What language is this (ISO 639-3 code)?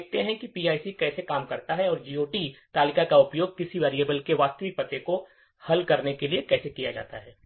hin